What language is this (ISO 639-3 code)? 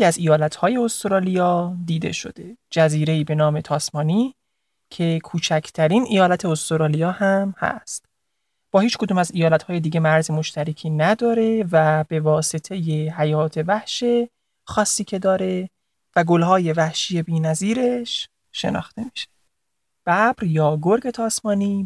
fas